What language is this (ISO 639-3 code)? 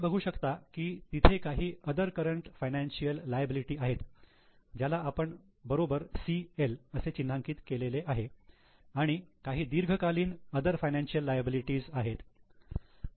mar